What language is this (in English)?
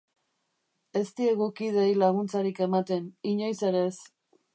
Basque